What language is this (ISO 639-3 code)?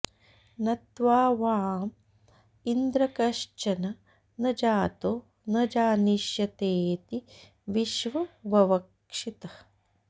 san